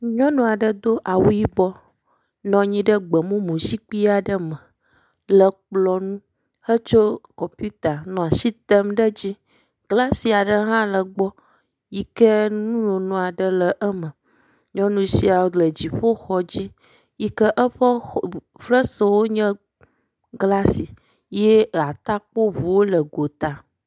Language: Ewe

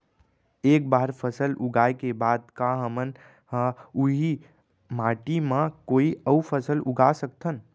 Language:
Chhattisgarhi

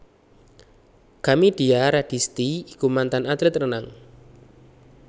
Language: Javanese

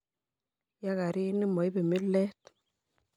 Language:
Kalenjin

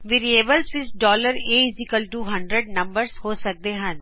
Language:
Punjabi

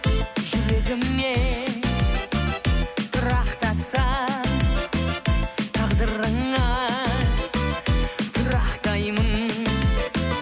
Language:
Kazakh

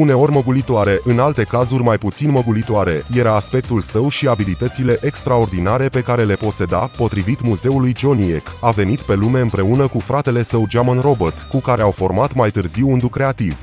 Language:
Romanian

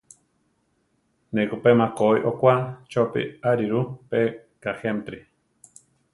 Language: Central Tarahumara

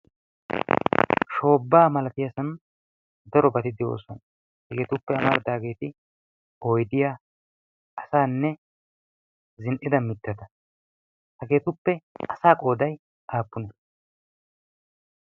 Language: Wolaytta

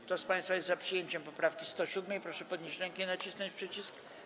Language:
Polish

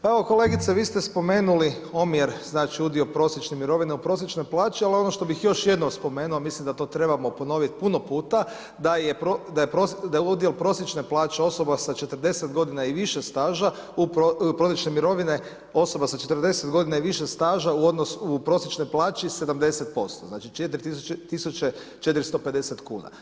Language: Croatian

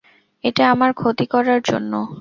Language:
Bangla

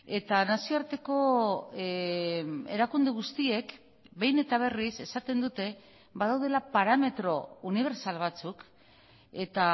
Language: Basque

